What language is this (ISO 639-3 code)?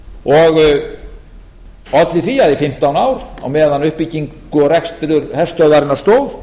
isl